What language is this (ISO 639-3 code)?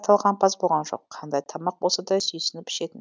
kaz